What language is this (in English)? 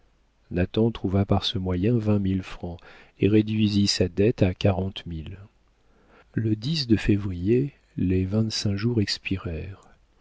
French